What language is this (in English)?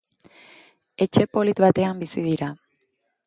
Basque